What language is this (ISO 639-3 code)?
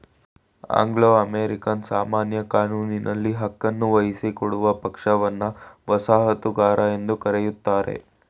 kan